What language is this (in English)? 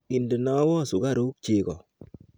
Kalenjin